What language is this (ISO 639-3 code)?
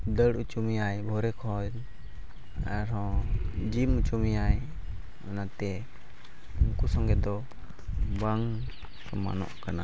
sat